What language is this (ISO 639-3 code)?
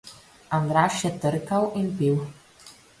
slv